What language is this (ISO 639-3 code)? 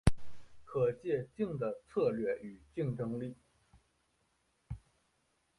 zho